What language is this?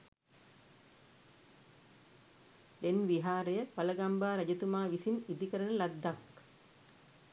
Sinhala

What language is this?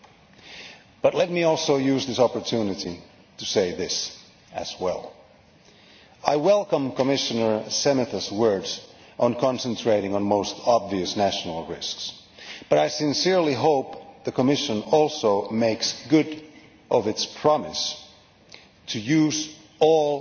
English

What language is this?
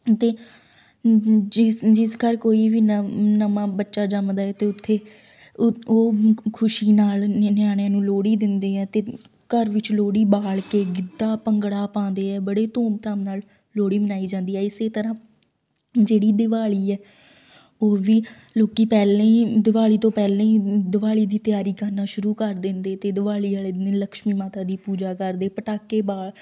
Punjabi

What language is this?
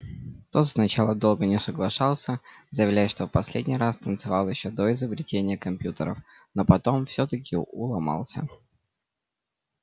Russian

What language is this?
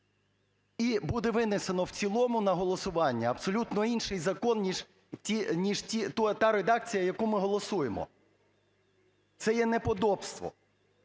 Ukrainian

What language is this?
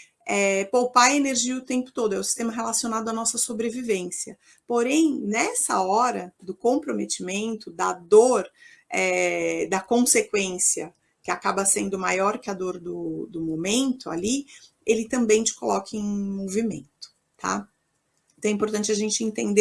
Portuguese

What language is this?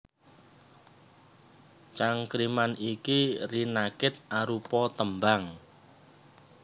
Javanese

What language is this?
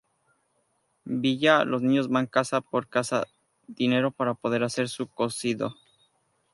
Spanish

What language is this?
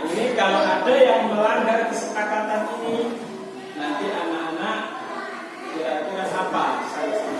Indonesian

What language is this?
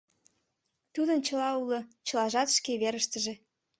Mari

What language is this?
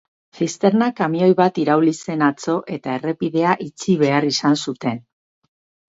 Basque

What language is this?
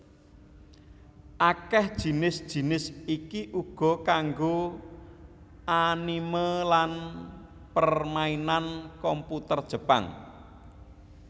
Javanese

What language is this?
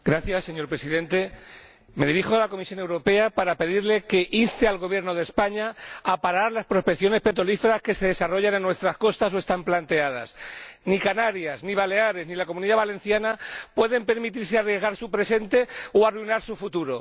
Spanish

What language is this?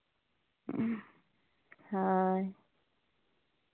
Santali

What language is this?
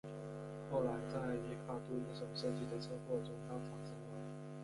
Chinese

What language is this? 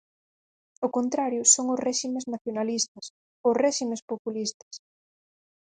Galician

